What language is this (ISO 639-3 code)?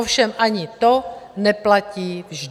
ces